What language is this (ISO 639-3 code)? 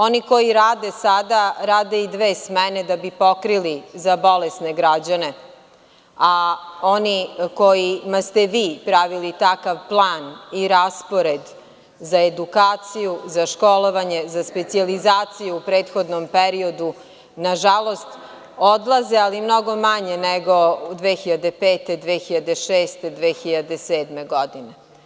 srp